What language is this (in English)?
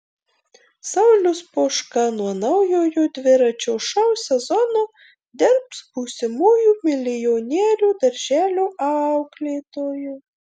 Lithuanian